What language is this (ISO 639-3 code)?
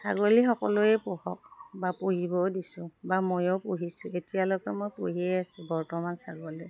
asm